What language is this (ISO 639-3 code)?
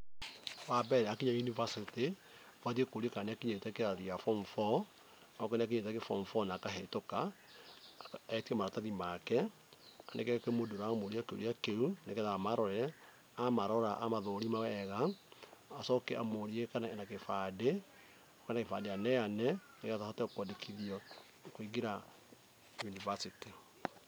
kik